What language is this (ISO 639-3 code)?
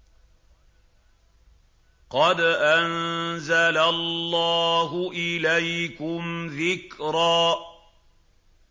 ara